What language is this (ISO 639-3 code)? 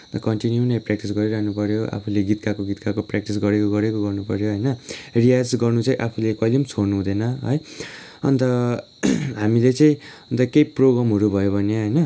nep